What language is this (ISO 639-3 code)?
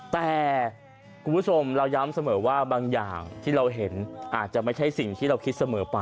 tha